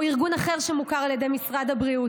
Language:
Hebrew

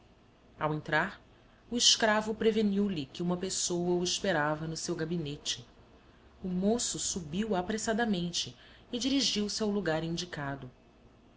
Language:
Portuguese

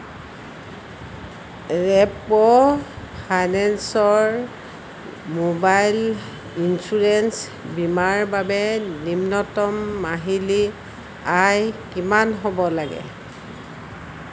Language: Assamese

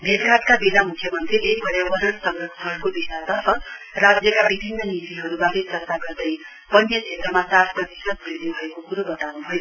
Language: Nepali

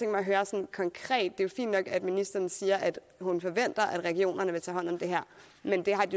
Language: Danish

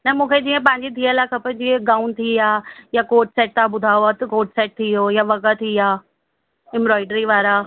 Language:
Sindhi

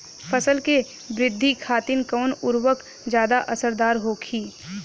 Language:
Bhojpuri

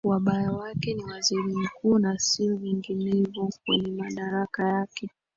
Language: Swahili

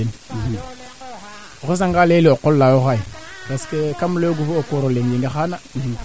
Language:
Serer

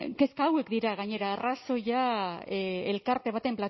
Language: Basque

